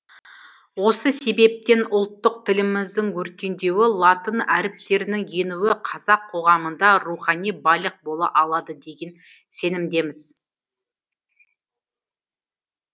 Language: Kazakh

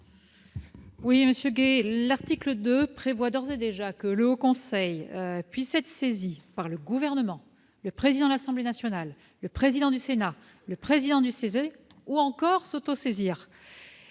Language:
French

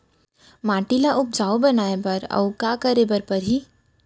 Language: Chhattisgarhi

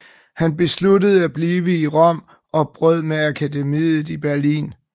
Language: Danish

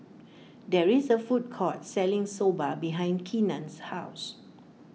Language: English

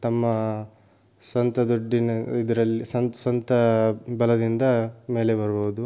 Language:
Kannada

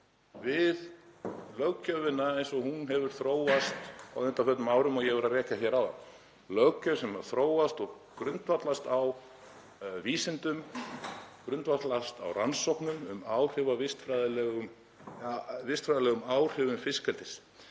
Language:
Icelandic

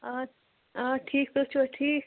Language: Kashmiri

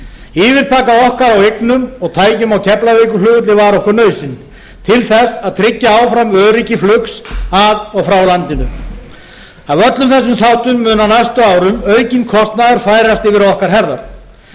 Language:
Icelandic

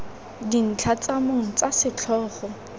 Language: Tswana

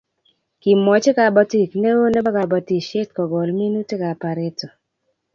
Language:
Kalenjin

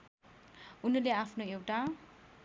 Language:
Nepali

